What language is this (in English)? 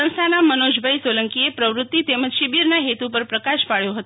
Gujarati